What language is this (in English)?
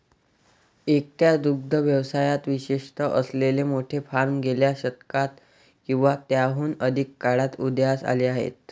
Marathi